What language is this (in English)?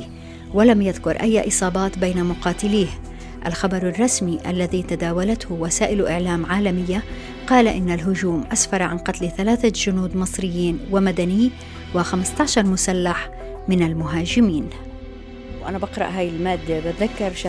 Arabic